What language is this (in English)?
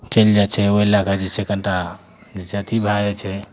Maithili